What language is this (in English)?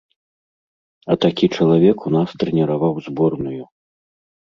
Belarusian